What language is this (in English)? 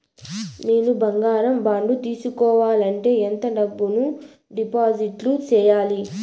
Telugu